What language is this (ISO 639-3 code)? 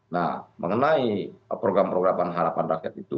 ind